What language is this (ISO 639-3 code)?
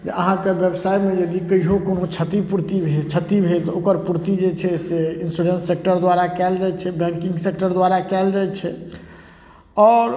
mai